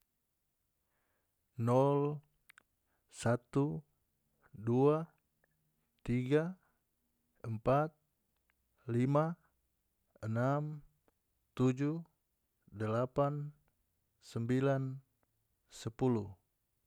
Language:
North Moluccan Malay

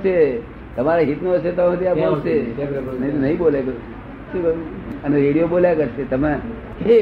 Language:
Gujarati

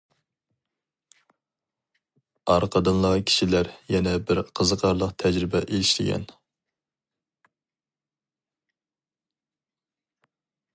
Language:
Uyghur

